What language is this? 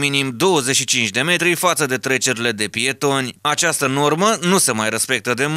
Romanian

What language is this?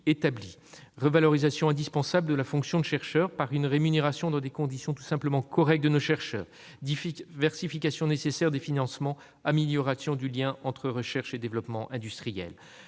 French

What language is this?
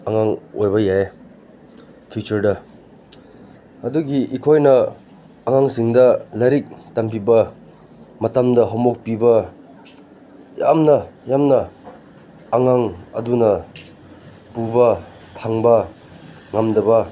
Manipuri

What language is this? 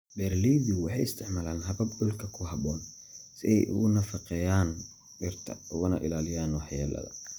Somali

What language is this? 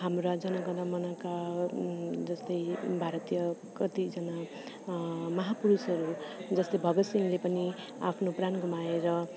Nepali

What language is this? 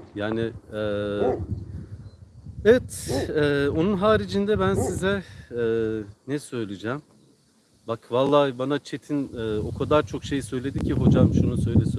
Turkish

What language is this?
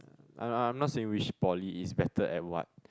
English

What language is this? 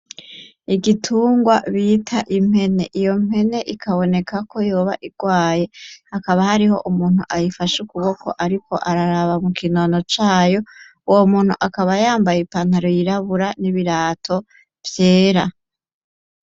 Rundi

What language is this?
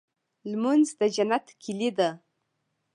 Pashto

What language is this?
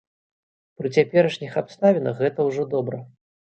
Belarusian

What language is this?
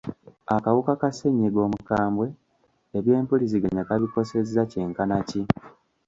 Ganda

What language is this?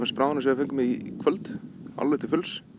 Icelandic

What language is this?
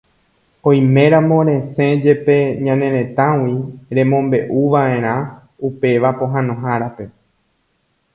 Guarani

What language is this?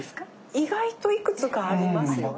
Japanese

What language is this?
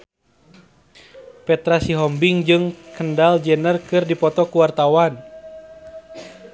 Sundanese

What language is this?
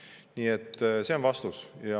Estonian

